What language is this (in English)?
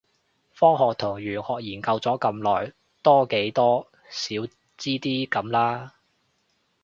Cantonese